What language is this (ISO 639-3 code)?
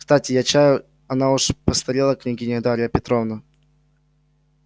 rus